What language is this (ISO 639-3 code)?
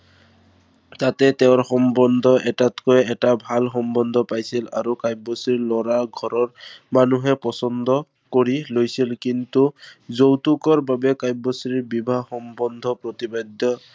asm